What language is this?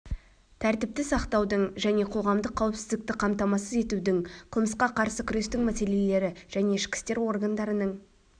Kazakh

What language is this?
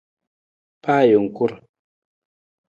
Nawdm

